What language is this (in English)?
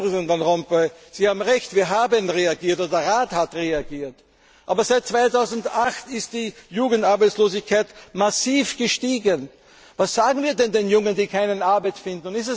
German